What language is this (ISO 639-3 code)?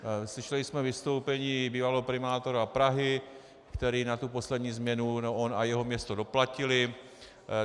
ces